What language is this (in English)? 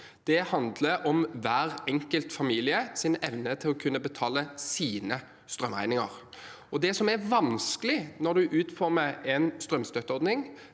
Norwegian